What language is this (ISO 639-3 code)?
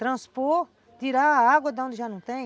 por